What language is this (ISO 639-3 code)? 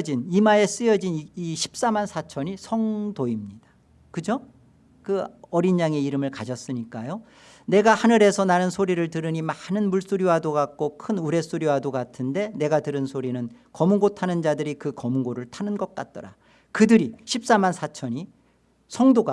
kor